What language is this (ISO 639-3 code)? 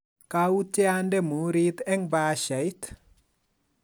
kln